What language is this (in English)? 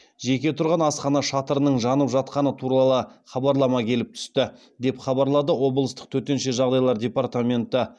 Kazakh